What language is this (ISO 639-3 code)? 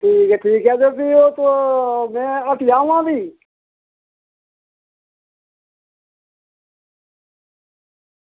doi